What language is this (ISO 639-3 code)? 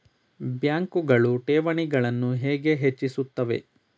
kan